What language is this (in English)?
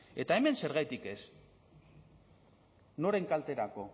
Basque